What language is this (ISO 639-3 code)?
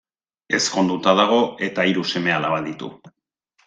eus